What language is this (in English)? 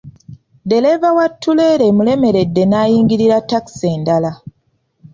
Ganda